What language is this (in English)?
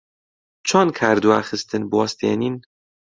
Central Kurdish